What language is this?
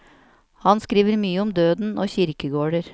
Norwegian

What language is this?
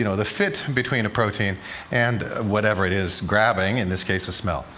English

